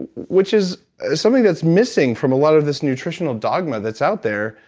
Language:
English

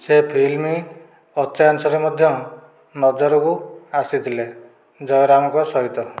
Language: Odia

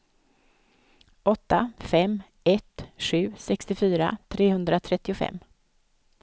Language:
Swedish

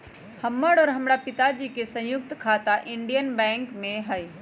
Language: Magahi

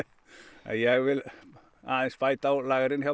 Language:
Icelandic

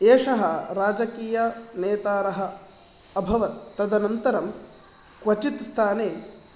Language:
Sanskrit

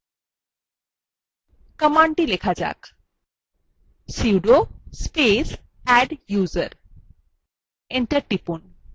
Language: Bangla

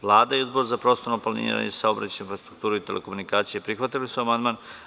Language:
Serbian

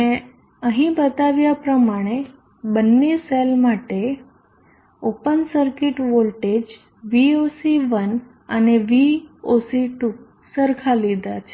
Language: Gujarati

